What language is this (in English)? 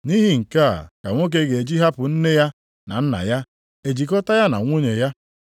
Igbo